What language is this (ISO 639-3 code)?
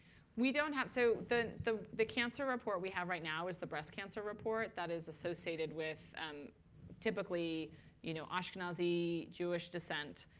eng